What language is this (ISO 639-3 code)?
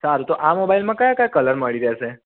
guj